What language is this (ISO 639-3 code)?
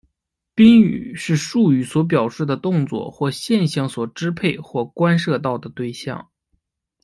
zho